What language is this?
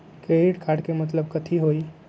Magahi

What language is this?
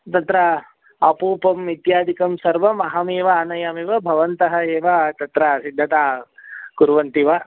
Sanskrit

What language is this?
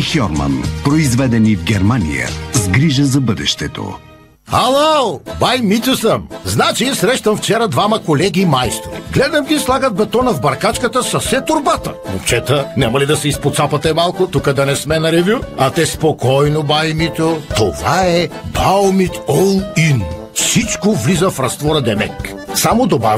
Bulgarian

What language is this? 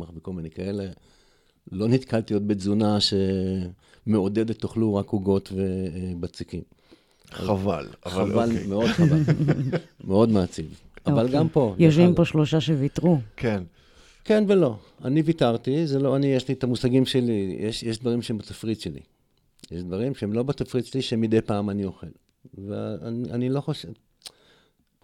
Hebrew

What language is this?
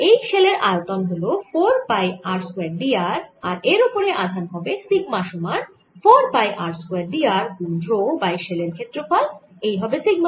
Bangla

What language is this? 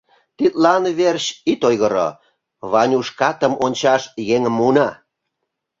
Mari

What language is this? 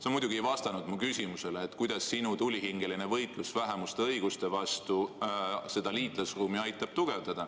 Estonian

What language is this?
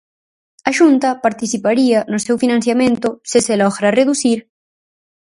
Galician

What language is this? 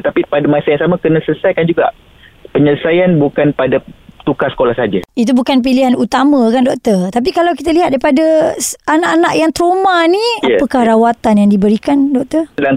Malay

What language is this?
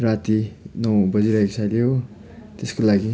Nepali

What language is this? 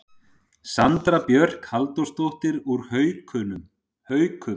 Icelandic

